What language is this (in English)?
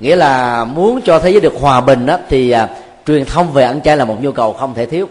Vietnamese